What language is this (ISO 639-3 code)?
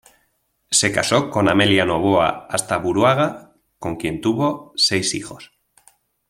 spa